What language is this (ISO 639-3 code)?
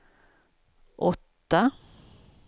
swe